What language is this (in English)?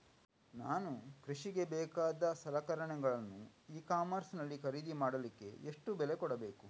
Kannada